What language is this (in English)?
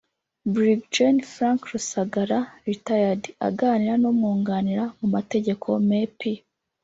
Kinyarwanda